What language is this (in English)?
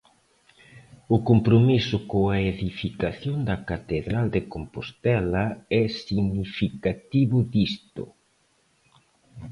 Galician